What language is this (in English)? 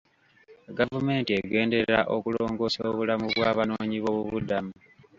Ganda